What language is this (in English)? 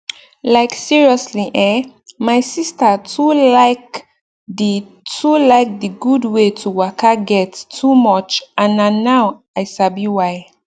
Nigerian Pidgin